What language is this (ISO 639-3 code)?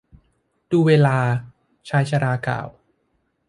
tha